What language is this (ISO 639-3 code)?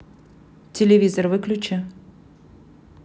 rus